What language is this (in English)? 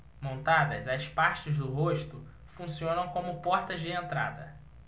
Portuguese